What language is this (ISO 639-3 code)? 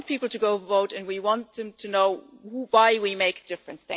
eng